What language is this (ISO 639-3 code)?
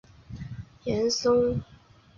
zho